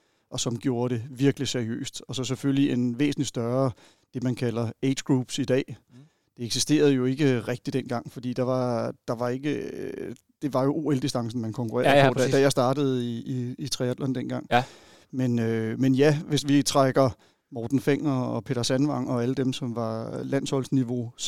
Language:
Danish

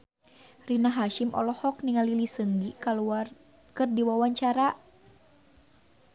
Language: Sundanese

